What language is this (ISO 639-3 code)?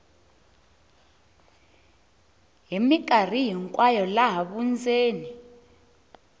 tso